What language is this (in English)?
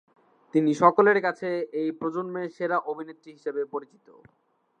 Bangla